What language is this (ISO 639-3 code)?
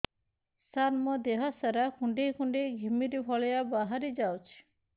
ori